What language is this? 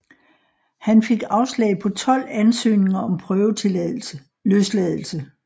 Danish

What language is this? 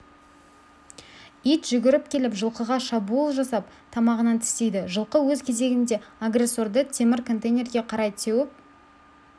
Kazakh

